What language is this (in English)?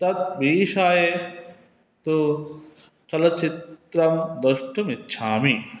Sanskrit